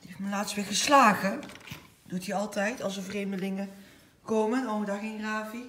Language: Dutch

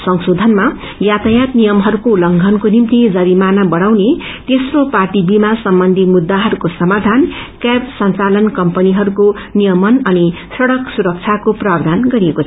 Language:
Nepali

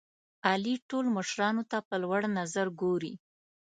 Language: Pashto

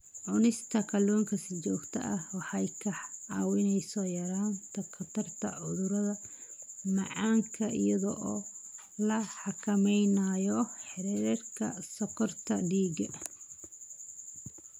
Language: Somali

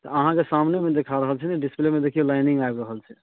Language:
Maithili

